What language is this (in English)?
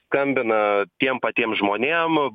Lithuanian